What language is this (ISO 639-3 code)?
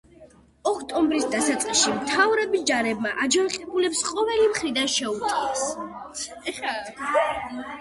kat